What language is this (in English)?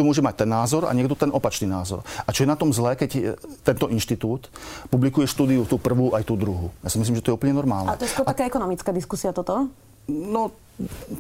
Slovak